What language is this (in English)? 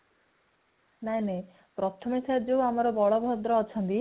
Odia